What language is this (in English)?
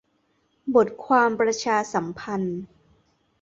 Thai